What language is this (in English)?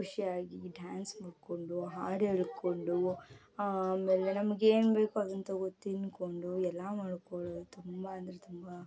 Kannada